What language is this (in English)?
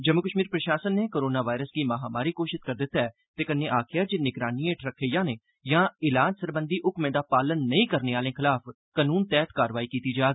Dogri